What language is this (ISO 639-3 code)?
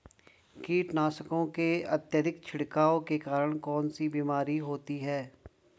hin